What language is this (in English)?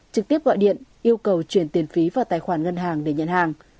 Vietnamese